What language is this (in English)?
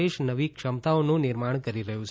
Gujarati